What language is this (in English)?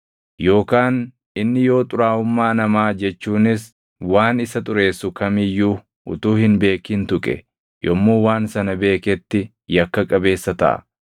Oromo